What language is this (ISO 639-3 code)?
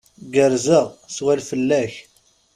kab